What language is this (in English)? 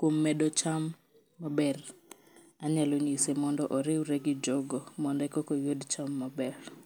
Luo (Kenya and Tanzania)